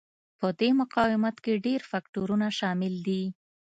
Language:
Pashto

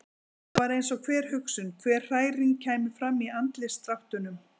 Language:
Icelandic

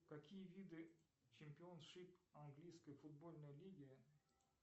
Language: Russian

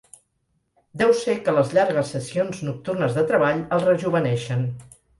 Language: Catalan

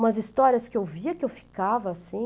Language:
Portuguese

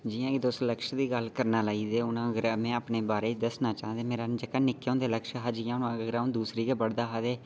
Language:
Dogri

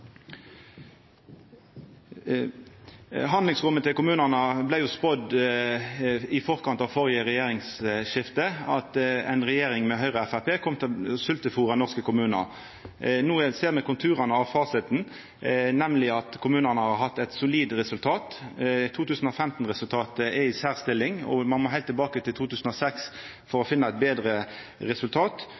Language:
Norwegian Nynorsk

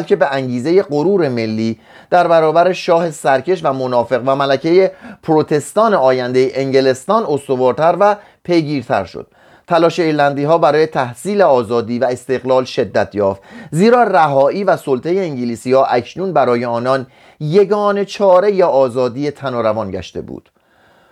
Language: Persian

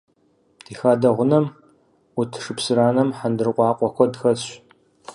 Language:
Kabardian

